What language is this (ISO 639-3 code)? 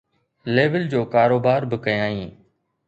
snd